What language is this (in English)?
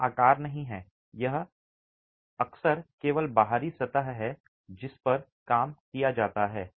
Hindi